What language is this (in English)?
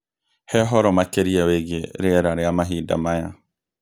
Kikuyu